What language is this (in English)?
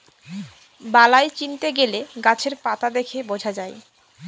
Bangla